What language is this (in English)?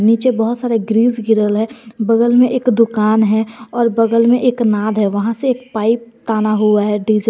Hindi